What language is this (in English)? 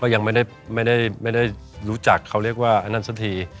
Thai